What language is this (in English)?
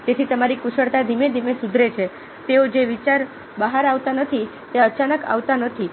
Gujarati